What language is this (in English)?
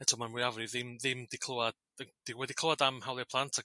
Welsh